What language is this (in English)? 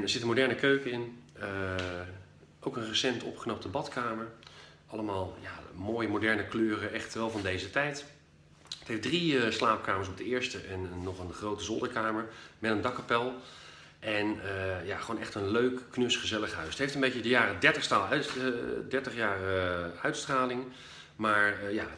Dutch